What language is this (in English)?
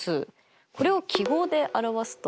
Japanese